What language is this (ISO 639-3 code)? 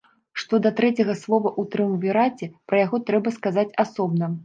bel